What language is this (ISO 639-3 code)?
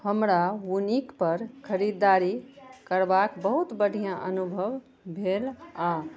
mai